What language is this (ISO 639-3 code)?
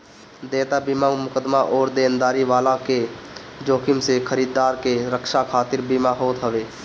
bho